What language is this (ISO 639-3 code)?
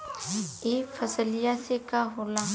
bho